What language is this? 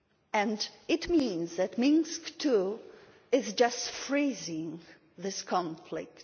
English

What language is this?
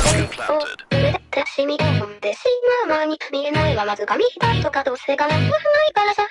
Japanese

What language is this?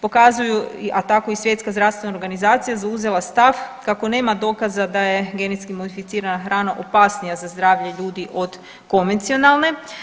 Croatian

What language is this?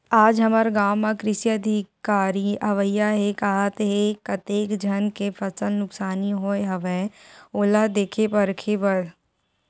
Chhattisgarhi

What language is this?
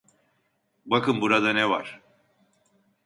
Turkish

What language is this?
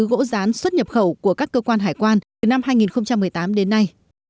Vietnamese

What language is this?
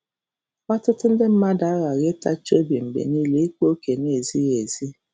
Igbo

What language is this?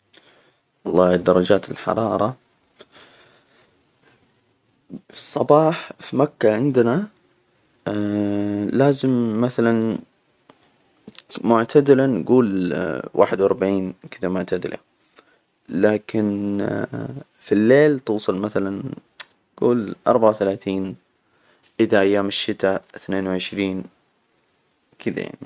Hijazi Arabic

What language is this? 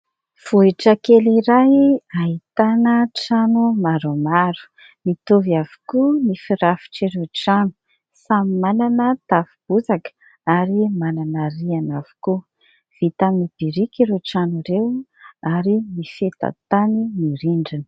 Malagasy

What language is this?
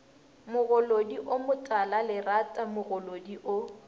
Northern Sotho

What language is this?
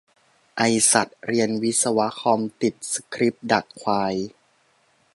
Thai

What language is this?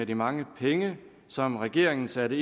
Danish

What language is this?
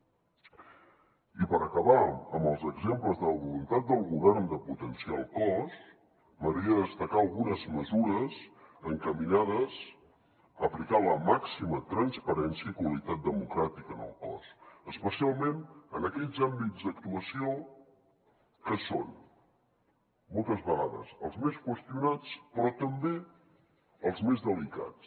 Catalan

